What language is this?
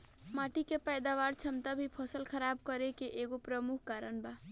Bhojpuri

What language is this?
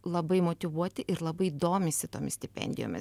Lithuanian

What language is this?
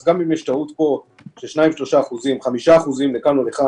Hebrew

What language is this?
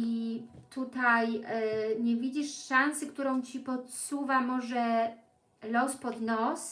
Polish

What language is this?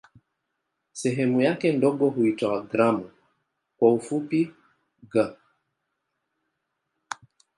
Swahili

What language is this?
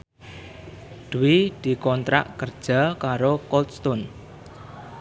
Javanese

